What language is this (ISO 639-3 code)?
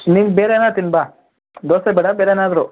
kan